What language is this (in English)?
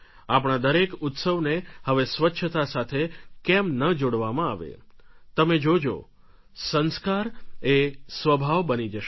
Gujarati